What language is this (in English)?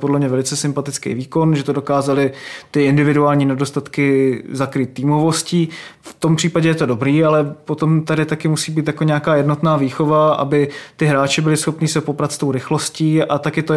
Czech